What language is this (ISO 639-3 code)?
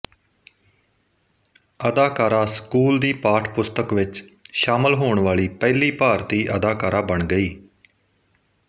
pan